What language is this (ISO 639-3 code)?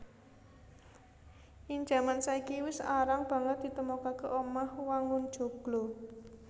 jav